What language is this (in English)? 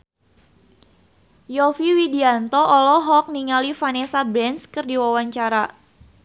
Sundanese